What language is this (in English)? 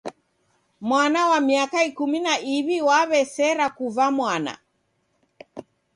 Taita